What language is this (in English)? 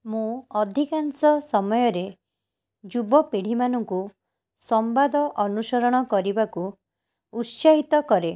Odia